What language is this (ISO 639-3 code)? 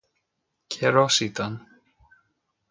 ell